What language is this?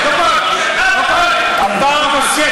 Hebrew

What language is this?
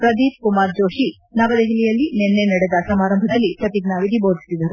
Kannada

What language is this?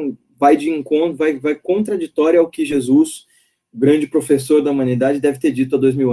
Portuguese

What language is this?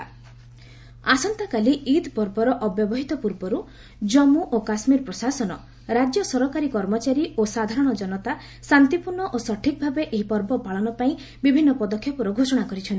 Odia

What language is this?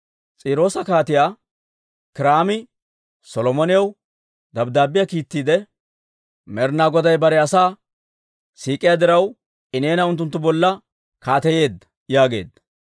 Dawro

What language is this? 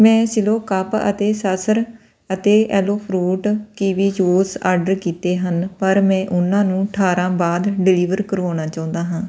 Punjabi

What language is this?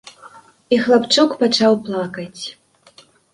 Belarusian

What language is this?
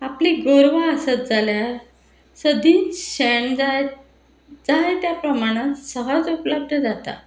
Konkani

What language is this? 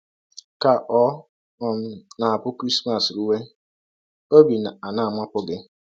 Igbo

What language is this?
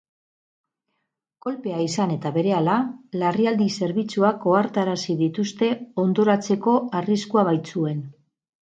Basque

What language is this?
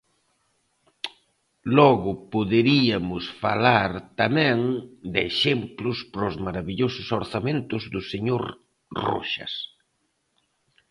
Galician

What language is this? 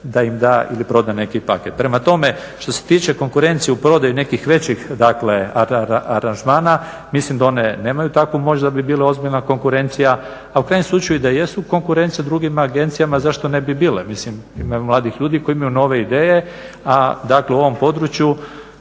Croatian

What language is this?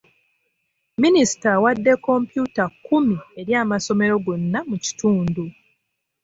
Ganda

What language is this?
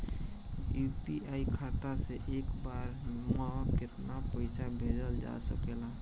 Bhojpuri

